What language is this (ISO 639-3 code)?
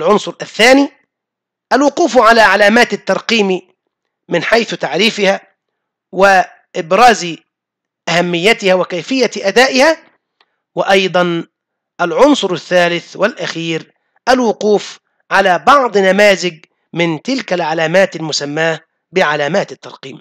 ara